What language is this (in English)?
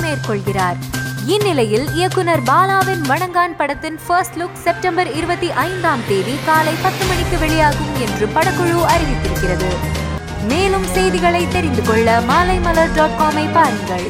Tamil